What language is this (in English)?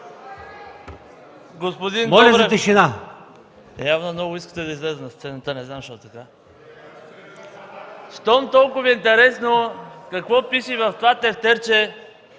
Bulgarian